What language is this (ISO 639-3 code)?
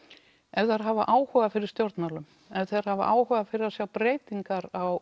isl